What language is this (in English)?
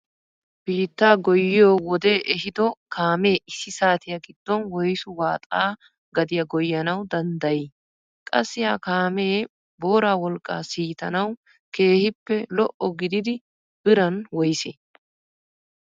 Wolaytta